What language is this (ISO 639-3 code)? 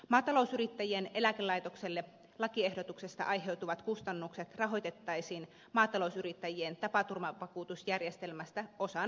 fin